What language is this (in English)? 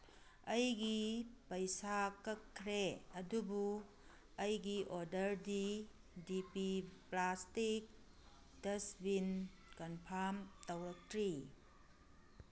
Manipuri